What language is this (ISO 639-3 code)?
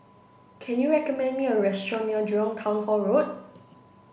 eng